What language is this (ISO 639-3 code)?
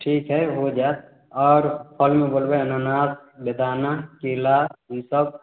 mai